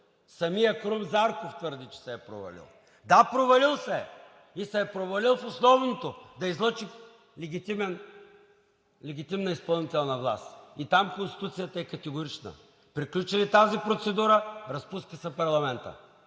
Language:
Bulgarian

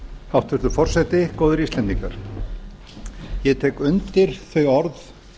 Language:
Icelandic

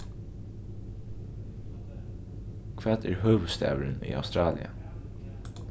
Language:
Faroese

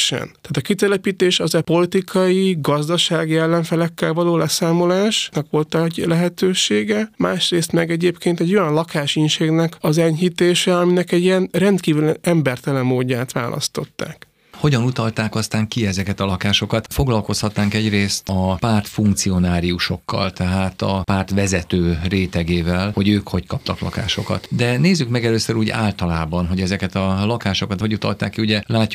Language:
Hungarian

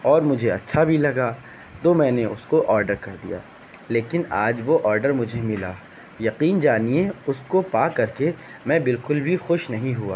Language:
Urdu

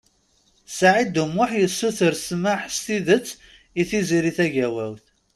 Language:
Kabyle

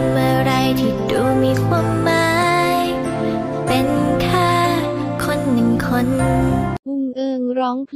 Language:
Thai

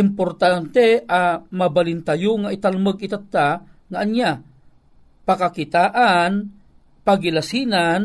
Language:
Filipino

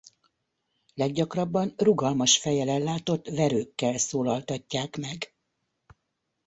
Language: Hungarian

